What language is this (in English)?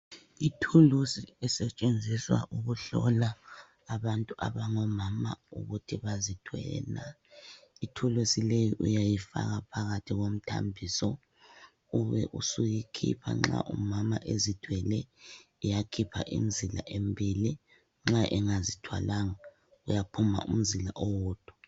North Ndebele